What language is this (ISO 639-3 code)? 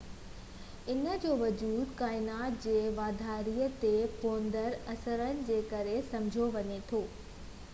snd